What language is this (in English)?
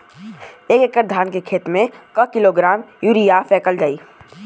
Bhojpuri